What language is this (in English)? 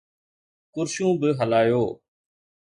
Sindhi